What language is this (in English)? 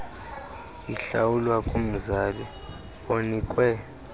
Xhosa